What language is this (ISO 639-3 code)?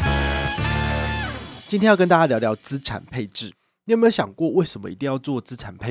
zho